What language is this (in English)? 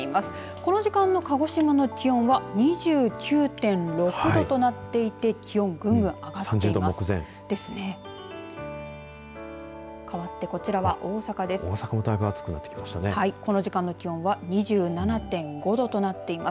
Japanese